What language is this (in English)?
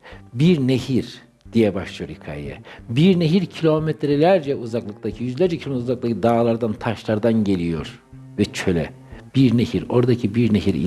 Turkish